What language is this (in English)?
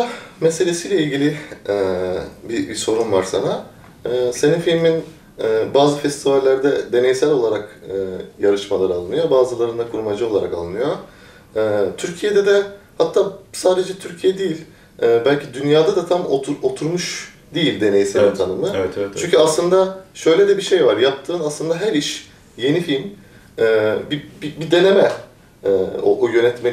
Turkish